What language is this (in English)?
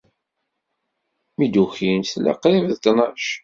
Kabyle